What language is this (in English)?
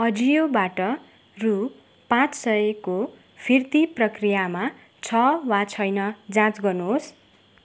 Nepali